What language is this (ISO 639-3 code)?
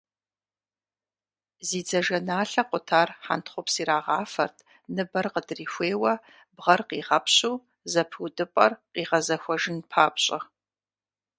kbd